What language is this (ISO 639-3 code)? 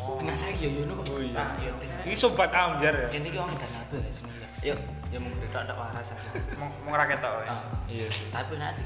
ind